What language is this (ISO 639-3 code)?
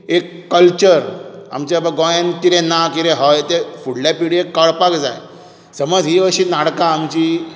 kok